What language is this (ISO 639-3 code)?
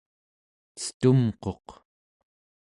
esu